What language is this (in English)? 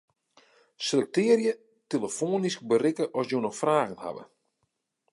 Western Frisian